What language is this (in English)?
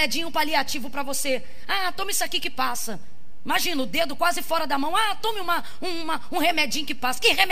Portuguese